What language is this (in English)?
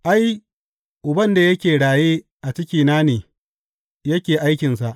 Hausa